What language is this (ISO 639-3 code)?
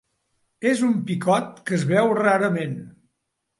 cat